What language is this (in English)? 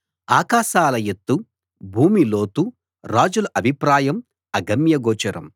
Telugu